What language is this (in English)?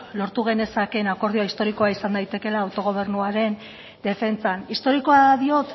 Basque